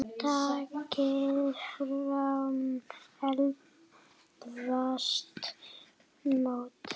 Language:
Icelandic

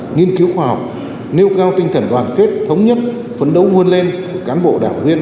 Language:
Vietnamese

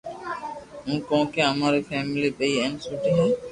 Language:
Loarki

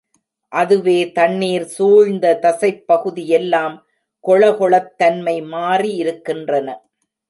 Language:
Tamil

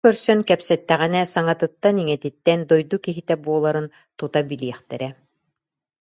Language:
Yakut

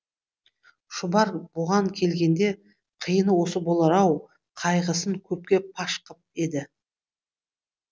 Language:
Kazakh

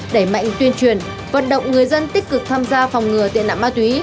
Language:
Vietnamese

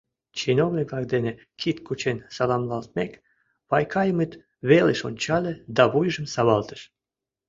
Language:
Mari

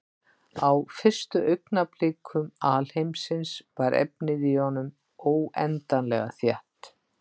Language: Icelandic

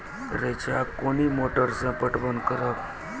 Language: Maithili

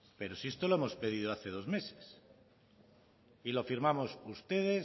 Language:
Spanish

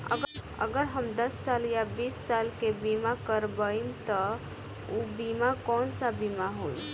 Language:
Bhojpuri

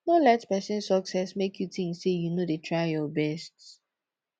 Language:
Nigerian Pidgin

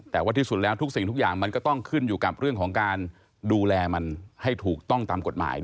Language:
Thai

